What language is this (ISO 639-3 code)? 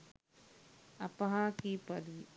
sin